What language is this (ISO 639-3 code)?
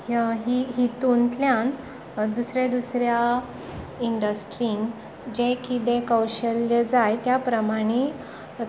kok